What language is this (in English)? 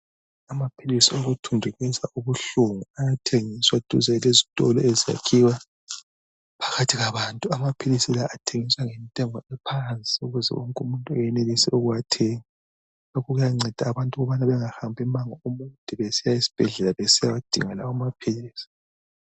North Ndebele